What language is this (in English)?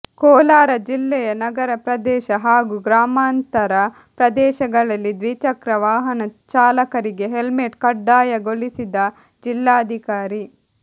Kannada